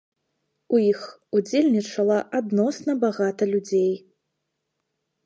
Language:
Belarusian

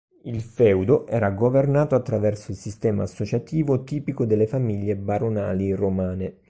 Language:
Italian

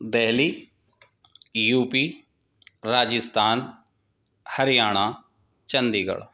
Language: Urdu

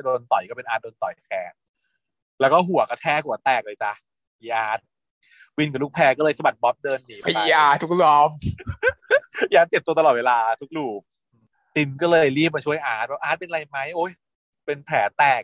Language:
Thai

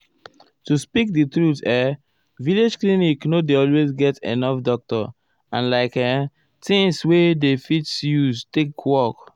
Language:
Nigerian Pidgin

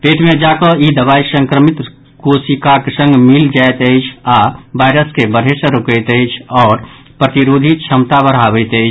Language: Maithili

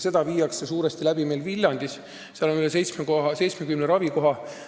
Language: Estonian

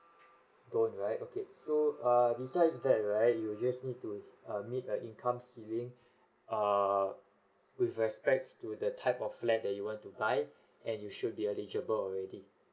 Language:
English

